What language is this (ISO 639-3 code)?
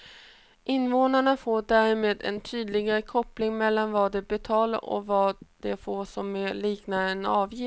swe